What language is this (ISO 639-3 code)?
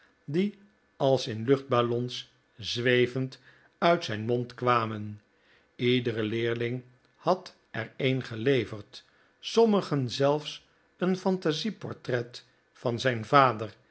nld